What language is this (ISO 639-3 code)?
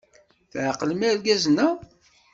kab